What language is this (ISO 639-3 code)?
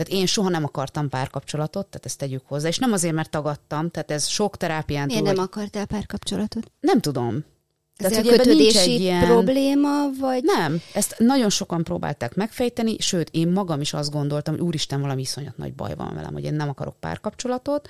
hun